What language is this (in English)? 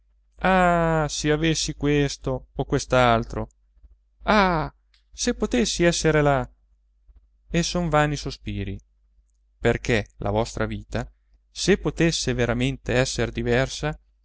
Italian